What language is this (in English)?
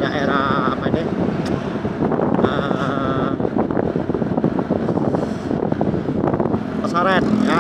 Indonesian